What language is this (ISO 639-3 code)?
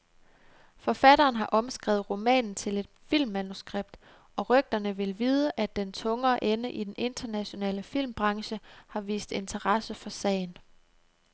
dan